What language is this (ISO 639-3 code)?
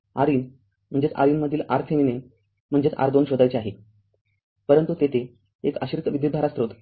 mar